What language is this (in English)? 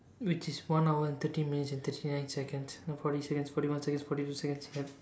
English